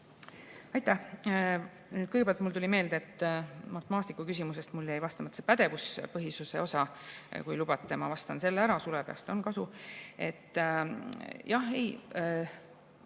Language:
Estonian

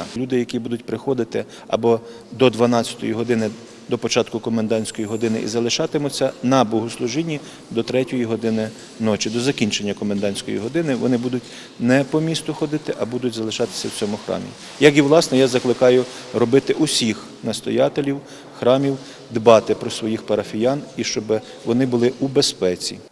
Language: Ukrainian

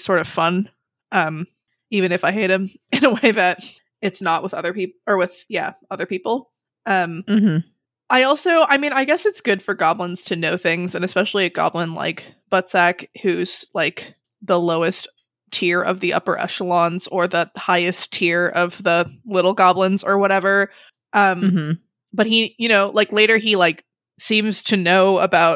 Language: English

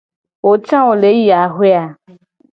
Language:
Gen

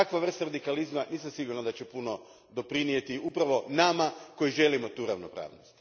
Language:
Croatian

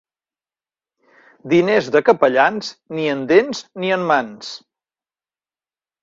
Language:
Catalan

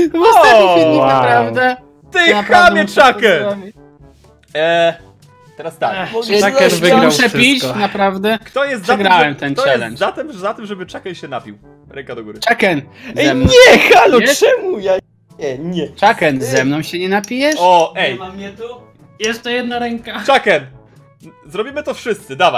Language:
Polish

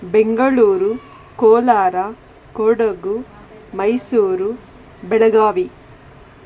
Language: Kannada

